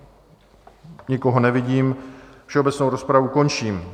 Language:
Czech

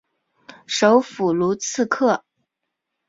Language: Chinese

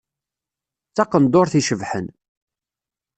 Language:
Kabyle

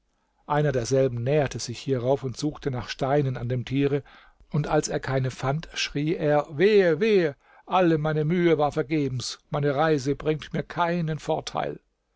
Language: German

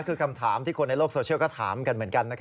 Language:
Thai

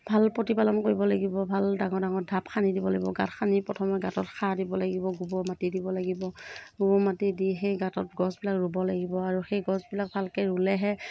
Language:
Assamese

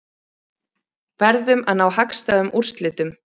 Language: Icelandic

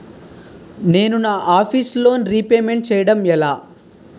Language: Telugu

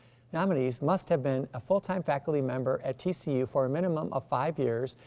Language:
English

